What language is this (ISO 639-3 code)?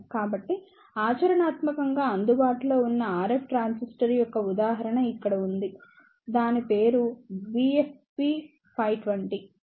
tel